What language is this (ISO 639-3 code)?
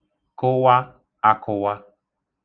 ibo